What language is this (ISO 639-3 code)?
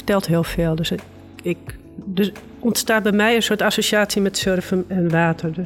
nld